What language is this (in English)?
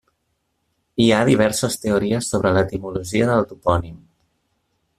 Catalan